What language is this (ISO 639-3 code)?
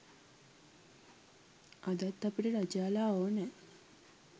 sin